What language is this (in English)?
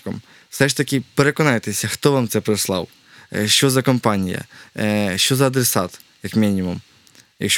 Ukrainian